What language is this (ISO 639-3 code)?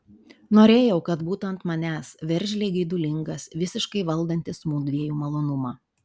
lit